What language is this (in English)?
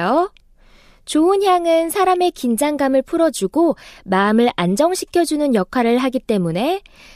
Korean